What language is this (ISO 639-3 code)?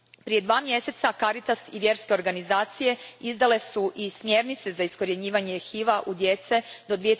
hrv